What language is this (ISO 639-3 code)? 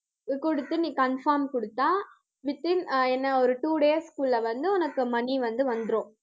tam